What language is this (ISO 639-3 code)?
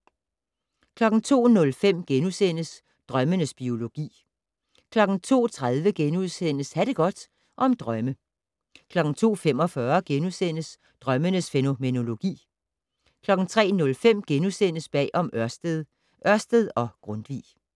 dan